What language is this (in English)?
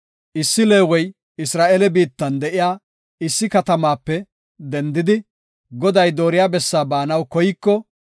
Gofa